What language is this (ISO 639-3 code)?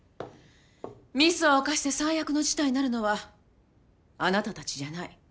jpn